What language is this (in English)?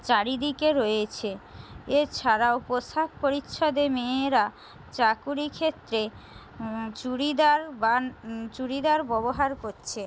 Bangla